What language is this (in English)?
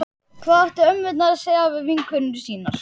Icelandic